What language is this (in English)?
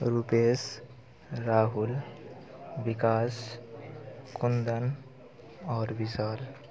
Maithili